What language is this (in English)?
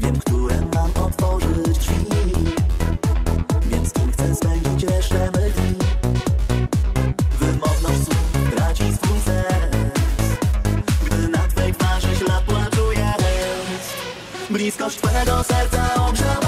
Polish